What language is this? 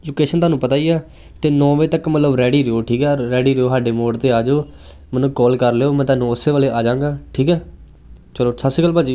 Punjabi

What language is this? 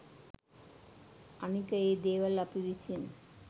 Sinhala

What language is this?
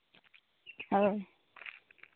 Santali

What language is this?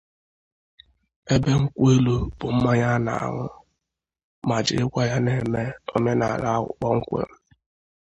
Igbo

